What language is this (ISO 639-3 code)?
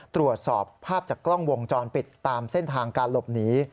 tha